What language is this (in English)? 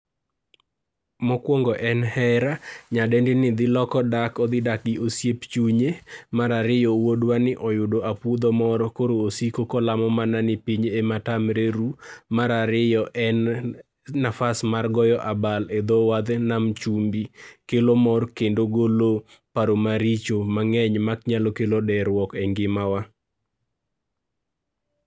Luo (Kenya and Tanzania)